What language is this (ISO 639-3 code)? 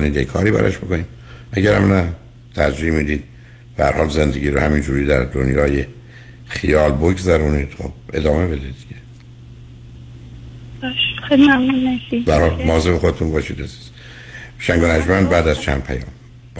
fas